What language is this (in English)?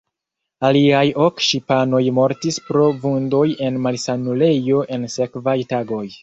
Esperanto